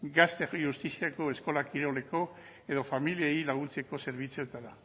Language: Basque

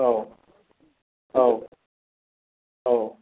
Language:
Bodo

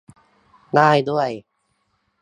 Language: Thai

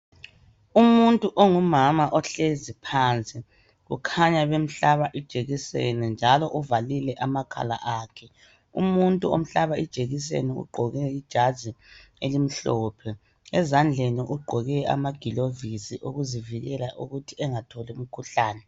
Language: North Ndebele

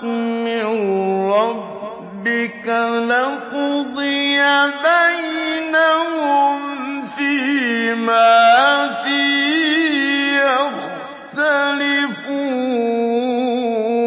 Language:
Arabic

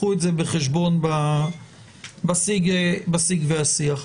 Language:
Hebrew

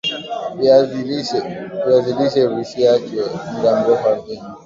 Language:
Swahili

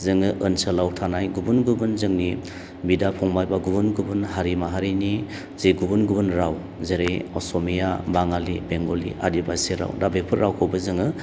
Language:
Bodo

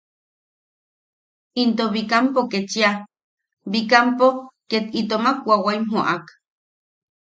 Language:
Yaqui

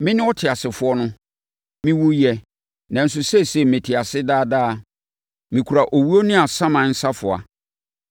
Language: Akan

